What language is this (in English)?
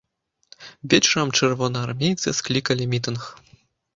Belarusian